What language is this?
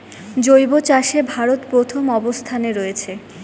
Bangla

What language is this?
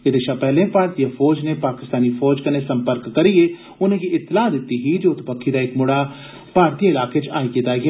Dogri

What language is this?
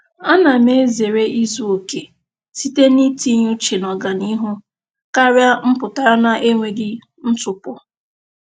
Igbo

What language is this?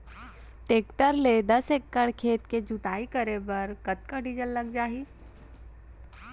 Chhattisgarhi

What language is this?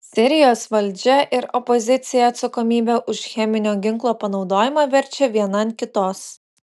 Lithuanian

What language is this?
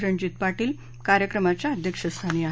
Marathi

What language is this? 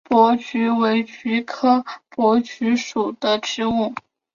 Chinese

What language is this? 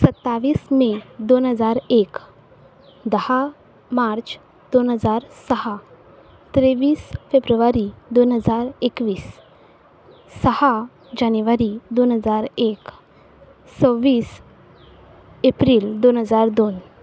Konkani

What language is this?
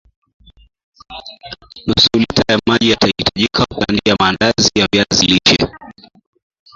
Swahili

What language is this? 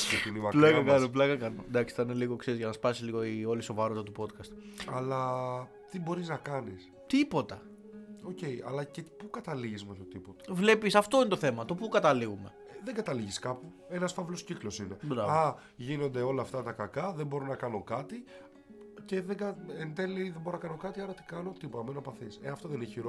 Greek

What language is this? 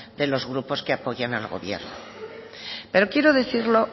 Spanish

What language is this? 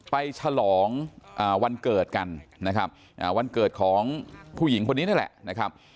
Thai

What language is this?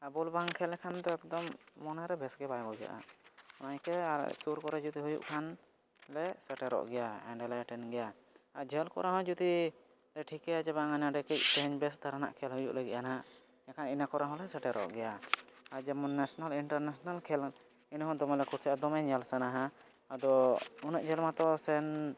Santali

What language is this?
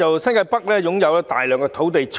Cantonese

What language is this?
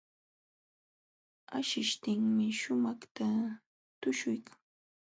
Jauja Wanca Quechua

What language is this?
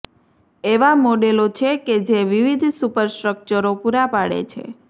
Gujarati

